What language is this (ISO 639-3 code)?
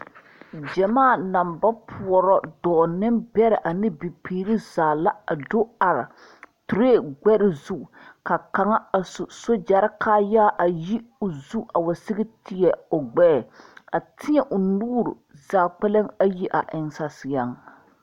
dga